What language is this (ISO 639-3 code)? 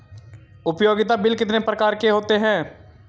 hin